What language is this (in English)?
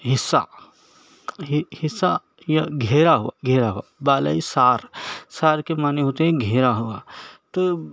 Urdu